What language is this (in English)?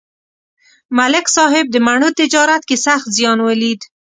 Pashto